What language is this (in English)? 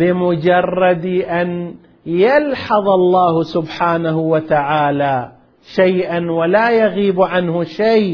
Arabic